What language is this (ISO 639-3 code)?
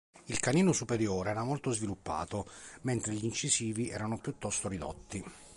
ita